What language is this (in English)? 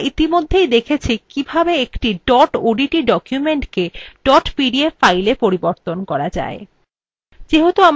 Bangla